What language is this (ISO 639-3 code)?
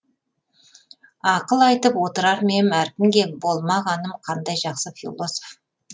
kaz